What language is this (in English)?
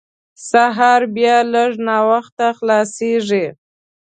Pashto